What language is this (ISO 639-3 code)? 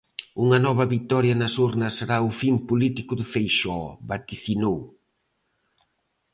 glg